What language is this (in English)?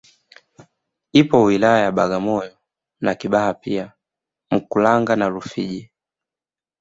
Swahili